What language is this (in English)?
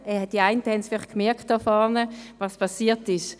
Swiss German